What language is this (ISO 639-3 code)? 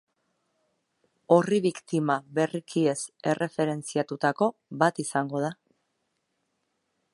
eus